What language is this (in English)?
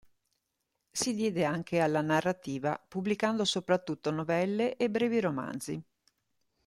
Italian